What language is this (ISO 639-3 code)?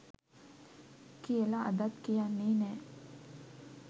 sin